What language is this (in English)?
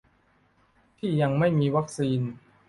Thai